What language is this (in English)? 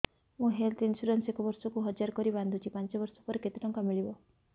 Odia